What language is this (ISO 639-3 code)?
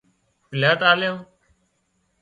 kxp